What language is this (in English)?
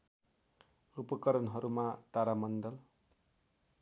Nepali